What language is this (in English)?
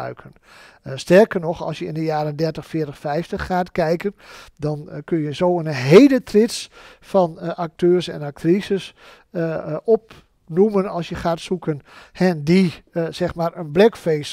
Dutch